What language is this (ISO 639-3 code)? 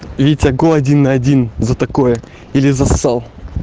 rus